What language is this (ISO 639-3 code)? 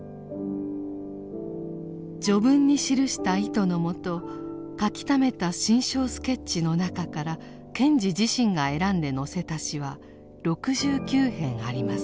jpn